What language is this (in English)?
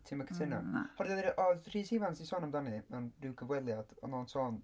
Welsh